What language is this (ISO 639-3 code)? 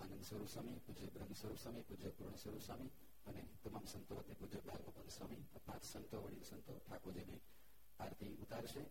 guj